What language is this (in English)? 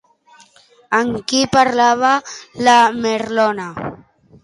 Catalan